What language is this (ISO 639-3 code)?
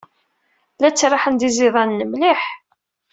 kab